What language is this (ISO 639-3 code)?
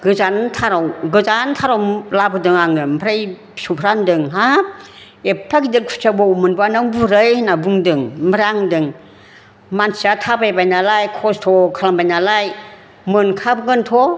brx